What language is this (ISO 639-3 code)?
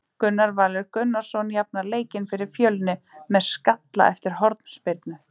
isl